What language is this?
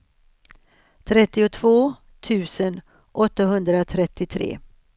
Swedish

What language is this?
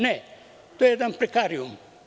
Serbian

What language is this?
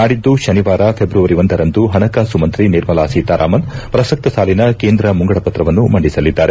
Kannada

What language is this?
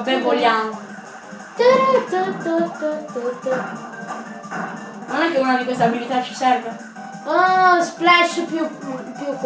Italian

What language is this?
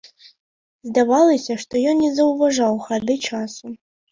Belarusian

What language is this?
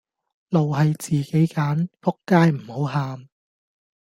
Cantonese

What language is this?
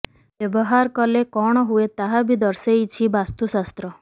Odia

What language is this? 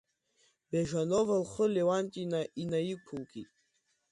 Abkhazian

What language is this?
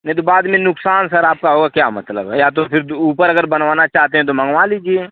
Hindi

